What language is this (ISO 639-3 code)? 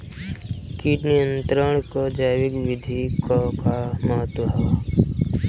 bho